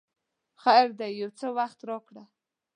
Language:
Pashto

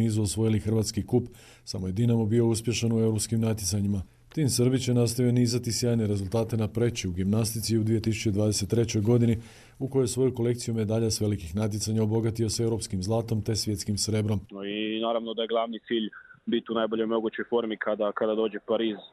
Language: Croatian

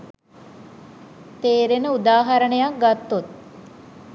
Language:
Sinhala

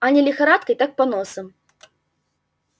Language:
Russian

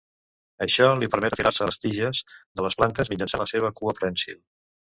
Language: Catalan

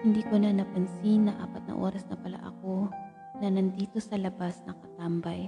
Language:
Filipino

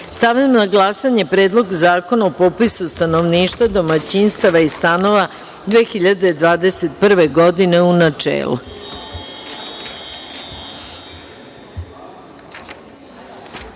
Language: Serbian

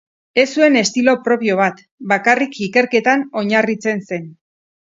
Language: Basque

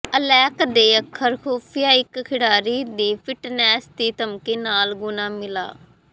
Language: Punjabi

